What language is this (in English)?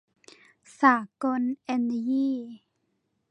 Thai